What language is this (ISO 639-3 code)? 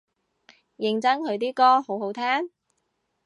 yue